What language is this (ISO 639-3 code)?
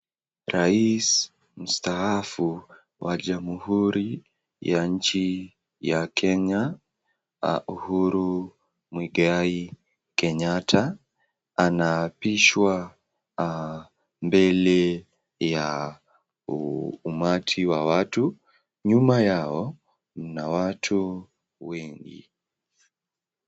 swa